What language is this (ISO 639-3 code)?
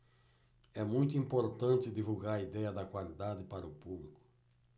por